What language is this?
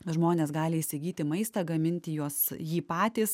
Lithuanian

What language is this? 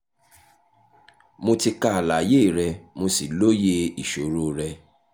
Yoruba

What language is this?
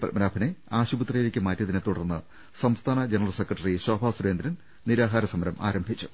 Malayalam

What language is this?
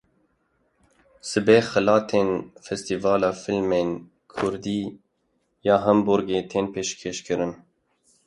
Kurdish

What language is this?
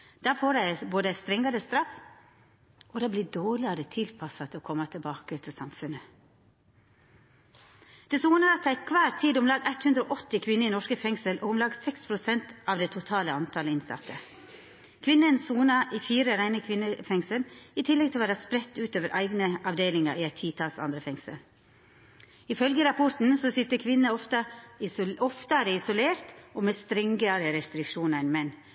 Norwegian Nynorsk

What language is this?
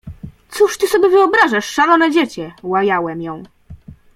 Polish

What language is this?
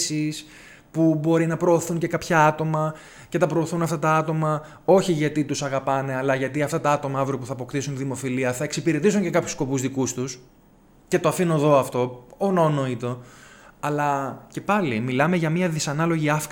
Greek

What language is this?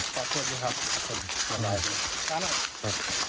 Thai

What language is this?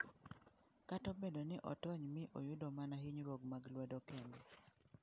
Luo (Kenya and Tanzania)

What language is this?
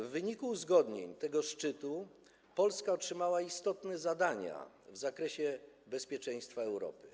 Polish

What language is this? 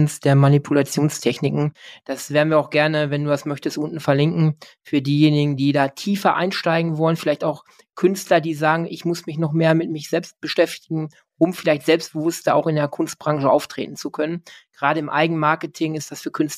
German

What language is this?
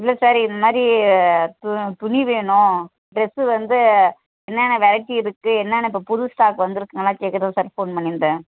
Tamil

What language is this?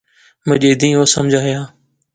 Pahari-Potwari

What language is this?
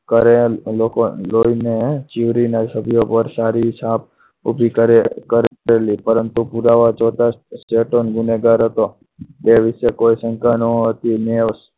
Gujarati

